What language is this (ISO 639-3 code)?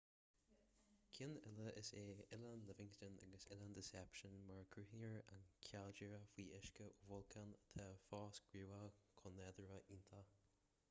gle